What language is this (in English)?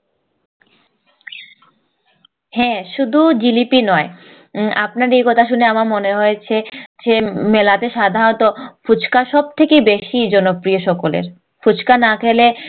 Bangla